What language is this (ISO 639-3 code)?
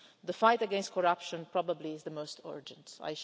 eng